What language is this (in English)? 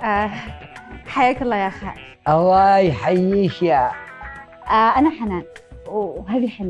Arabic